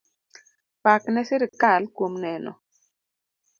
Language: Luo (Kenya and Tanzania)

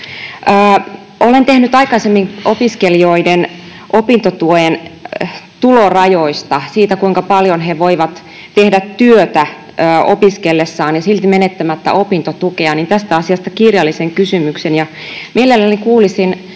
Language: Finnish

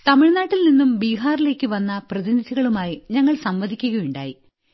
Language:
Malayalam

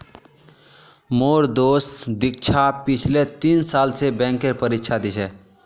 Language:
Magahi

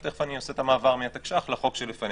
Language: Hebrew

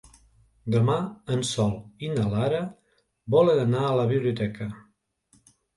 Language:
Catalan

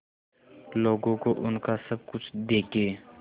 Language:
Hindi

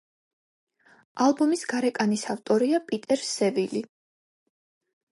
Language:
Georgian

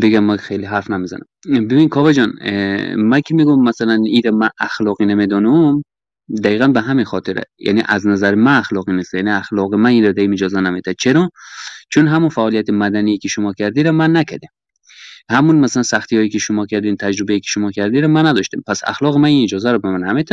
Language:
Persian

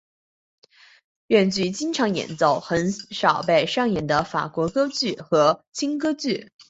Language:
Chinese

